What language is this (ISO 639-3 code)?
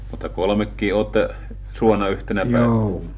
fin